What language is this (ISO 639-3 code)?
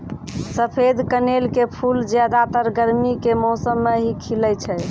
mai